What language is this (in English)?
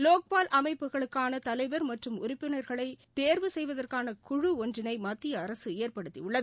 Tamil